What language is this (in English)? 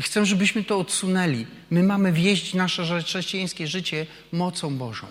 Polish